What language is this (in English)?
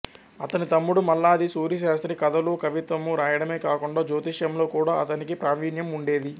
Telugu